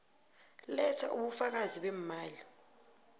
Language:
South Ndebele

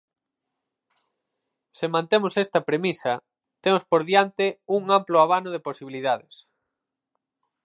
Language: Galician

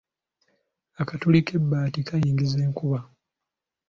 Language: Ganda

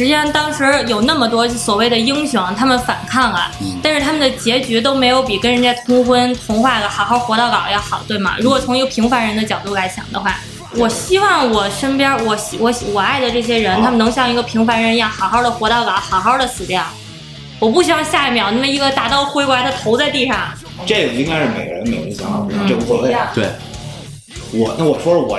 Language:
Chinese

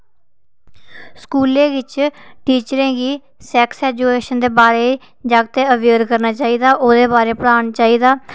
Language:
Dogri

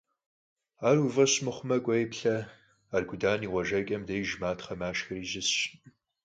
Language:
Kabardian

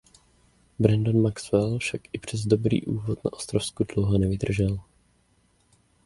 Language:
Czech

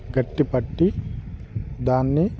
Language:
Telugu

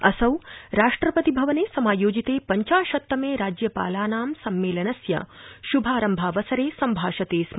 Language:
Sanskrit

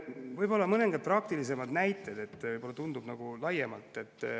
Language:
Estonian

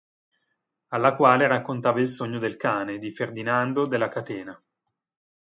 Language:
Italian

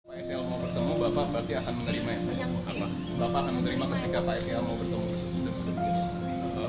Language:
Indonesian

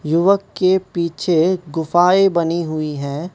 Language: Hindi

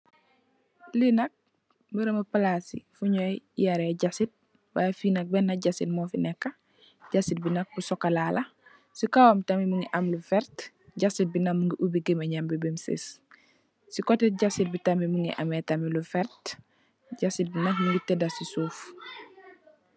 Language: Wolof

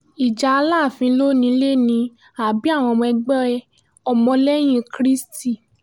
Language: Yoruba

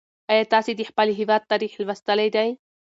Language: Pashto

